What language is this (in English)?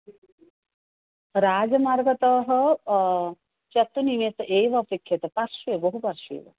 Sanskrit